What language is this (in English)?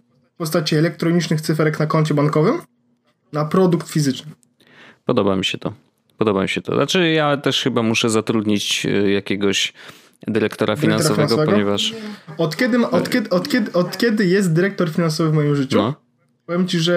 Polish